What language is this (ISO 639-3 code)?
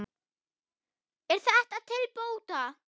isl